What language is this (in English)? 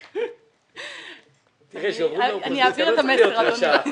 Hebrew